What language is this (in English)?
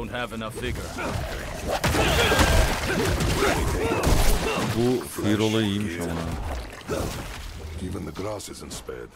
Turkish